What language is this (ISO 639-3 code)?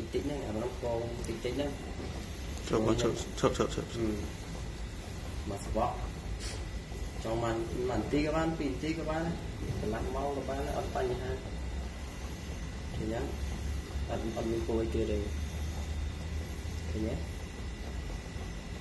vie